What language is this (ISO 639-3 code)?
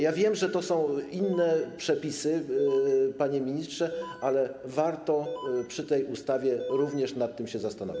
pol